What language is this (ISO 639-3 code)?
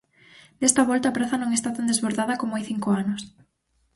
glg